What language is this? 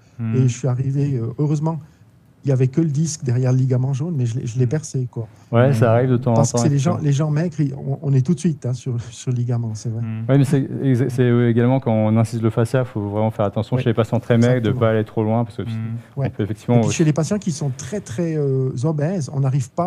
French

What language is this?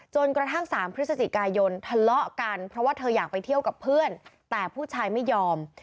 Thai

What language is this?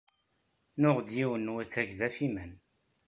Kabyle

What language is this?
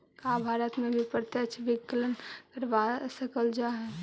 Magahi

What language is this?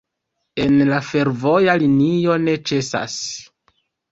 Esperanto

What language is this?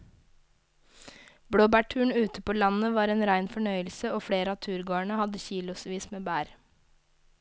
Norwegian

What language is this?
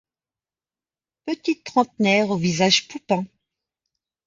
French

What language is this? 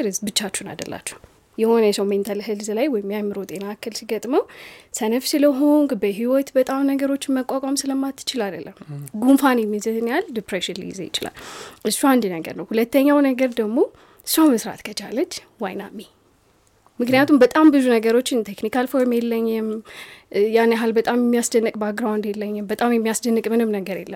Amharic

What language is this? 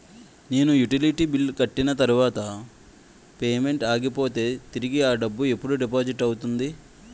Telugu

